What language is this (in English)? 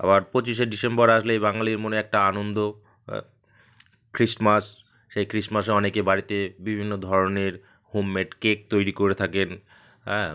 Bangla